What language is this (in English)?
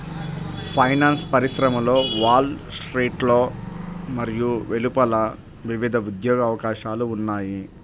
Telugu